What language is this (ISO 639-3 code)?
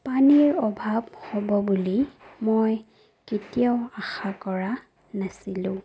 asm